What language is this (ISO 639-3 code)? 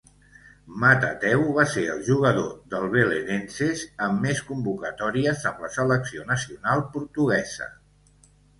cat